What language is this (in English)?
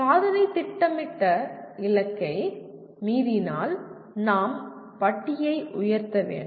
Tamil